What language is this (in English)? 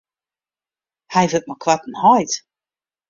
Western Frisian